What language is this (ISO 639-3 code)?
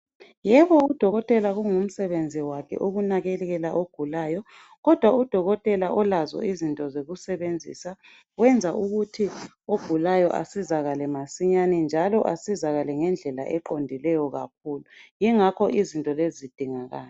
nde